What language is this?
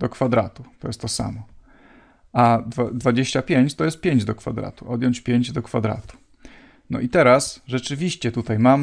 Polish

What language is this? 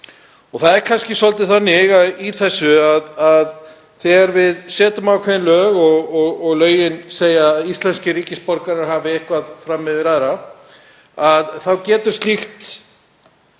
Icelandic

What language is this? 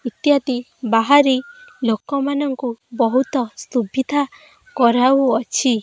Odia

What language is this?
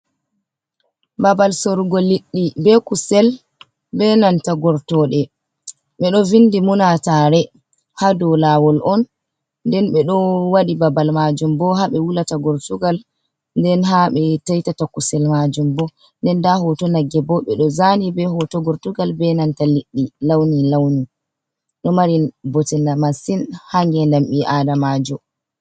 Fula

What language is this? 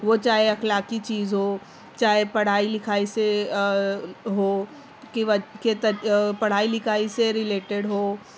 Urdu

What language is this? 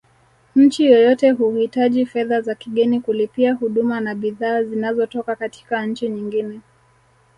Swahili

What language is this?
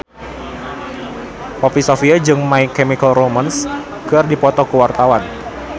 Sundanese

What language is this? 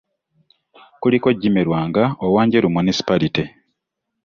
Ganda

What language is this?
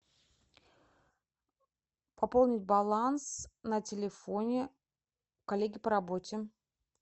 Russian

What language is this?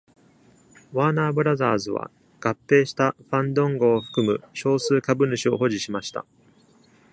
Japanese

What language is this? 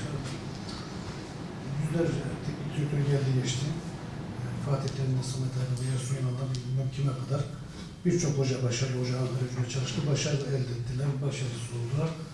Turkish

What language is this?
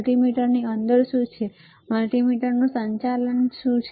Gujarati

